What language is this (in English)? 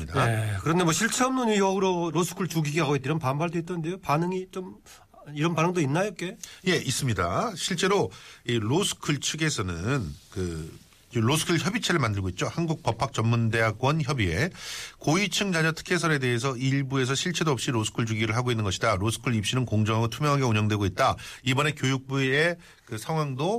Korean